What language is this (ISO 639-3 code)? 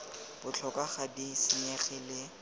tsn